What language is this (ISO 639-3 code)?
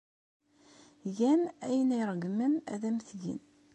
kab